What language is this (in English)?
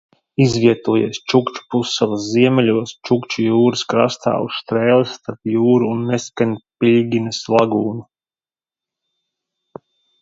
Latvian